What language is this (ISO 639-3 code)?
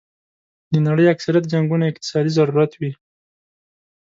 pus